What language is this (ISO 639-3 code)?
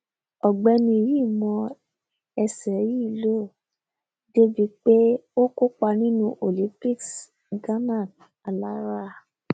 yor